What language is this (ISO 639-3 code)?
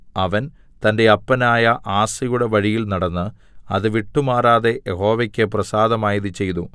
mal